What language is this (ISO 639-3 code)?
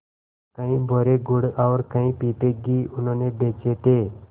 hin